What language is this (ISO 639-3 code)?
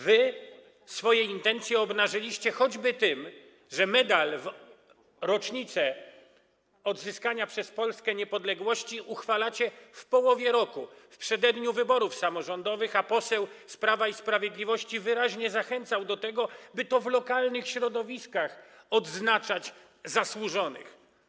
pol